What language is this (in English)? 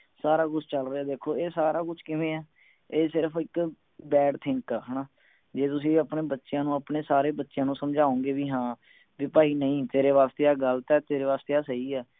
Punjabi